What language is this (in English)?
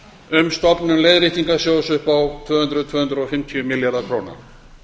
Icelandic